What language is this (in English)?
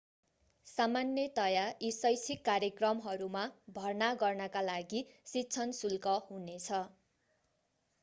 Nepali